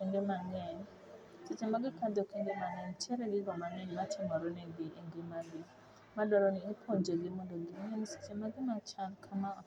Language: Luo (Kenya and Tanzania)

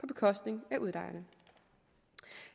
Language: Danish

